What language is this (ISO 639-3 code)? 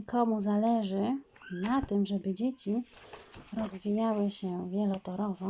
pol